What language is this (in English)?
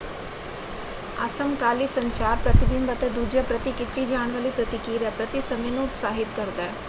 Punjabi